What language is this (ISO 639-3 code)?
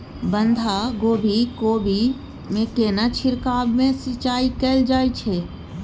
mai